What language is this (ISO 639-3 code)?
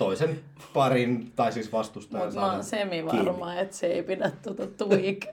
fin